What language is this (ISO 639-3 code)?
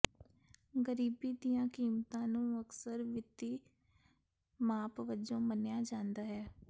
pan